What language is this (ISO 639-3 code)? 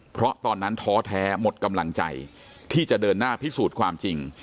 tha